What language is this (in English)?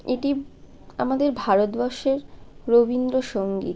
Bangla